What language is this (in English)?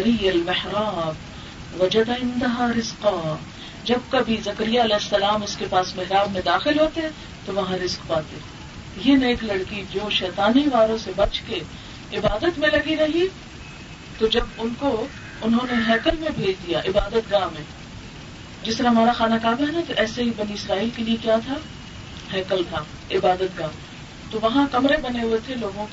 Urdu